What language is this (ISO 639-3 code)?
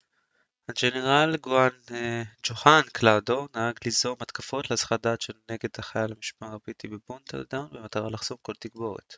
heb